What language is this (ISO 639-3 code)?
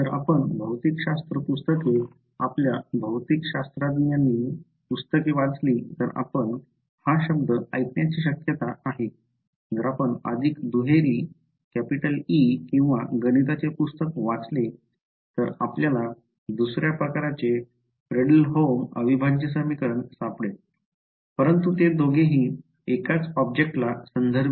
mar